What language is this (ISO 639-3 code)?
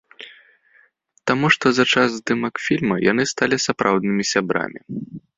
bel